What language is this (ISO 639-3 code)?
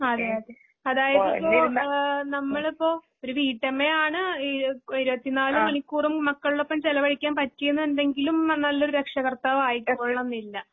mal